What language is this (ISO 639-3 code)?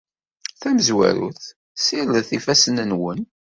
kab